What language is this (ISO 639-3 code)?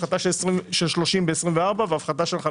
heb